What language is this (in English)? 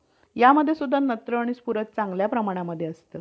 Marathi